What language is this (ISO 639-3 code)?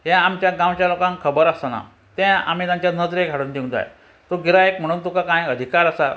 kok